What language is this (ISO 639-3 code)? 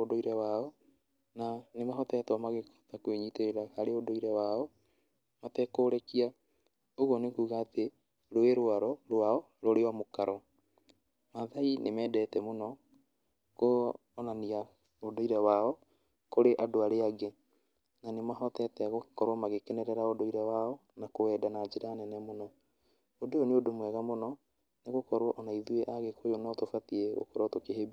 kik